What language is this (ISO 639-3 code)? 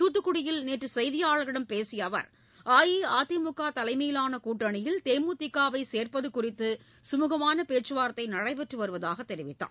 tam